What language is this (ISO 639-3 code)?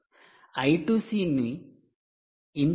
tel